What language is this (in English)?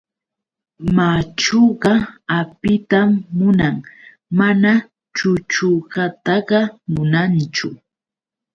Yauyos Quechua